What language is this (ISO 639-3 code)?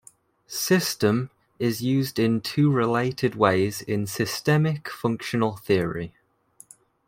eng